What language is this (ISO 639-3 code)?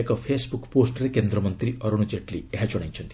ori